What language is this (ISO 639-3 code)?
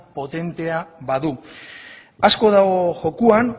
eus